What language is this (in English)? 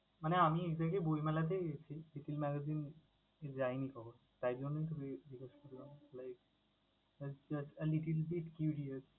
Bangla